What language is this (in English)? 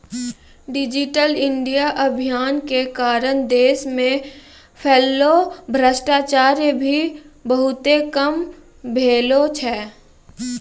Maithili